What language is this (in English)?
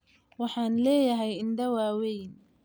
Somali